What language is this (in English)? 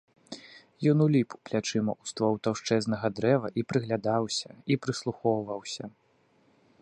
Belarusian